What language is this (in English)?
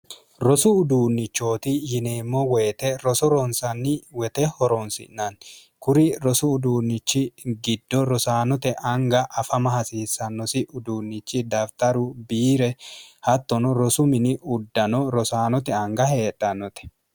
Sidamo